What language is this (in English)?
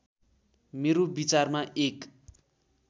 Nepali